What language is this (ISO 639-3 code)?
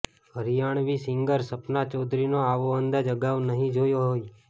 guj